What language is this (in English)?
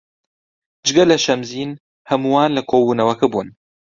Central Kurdish